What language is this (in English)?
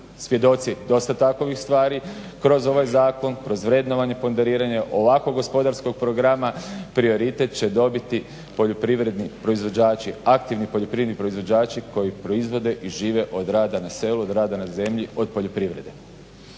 Croatian